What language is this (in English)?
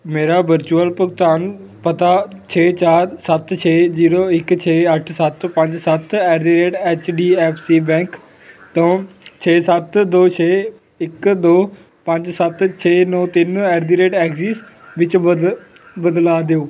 Punjabi